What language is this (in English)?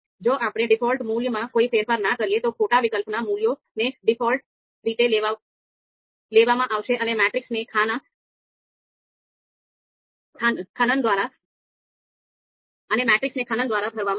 Gujarati